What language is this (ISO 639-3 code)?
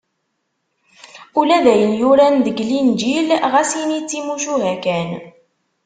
kab